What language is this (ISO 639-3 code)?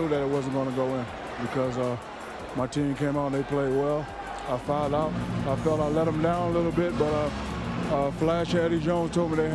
por